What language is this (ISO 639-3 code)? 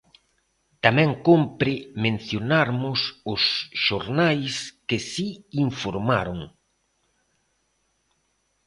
glg